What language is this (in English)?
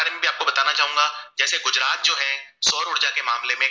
Gujarati